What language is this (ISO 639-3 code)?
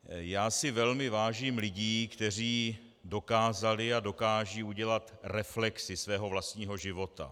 ces